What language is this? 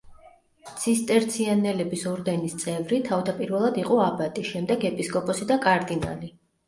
Georgian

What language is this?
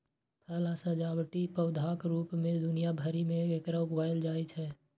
Maithili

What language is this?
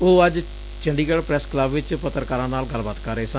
Punjabi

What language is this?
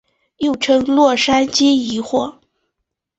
Chinese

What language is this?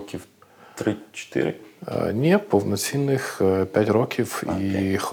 Ukrainian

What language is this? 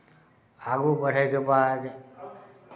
Maithili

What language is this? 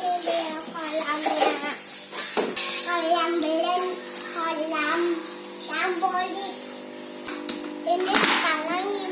Indonesian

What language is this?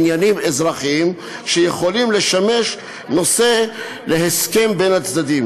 Hebrew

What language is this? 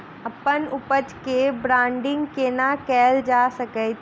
Maithili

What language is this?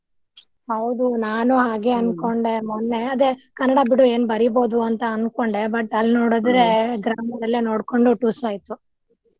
Kannada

